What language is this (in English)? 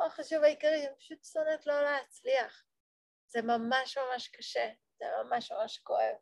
Hebrew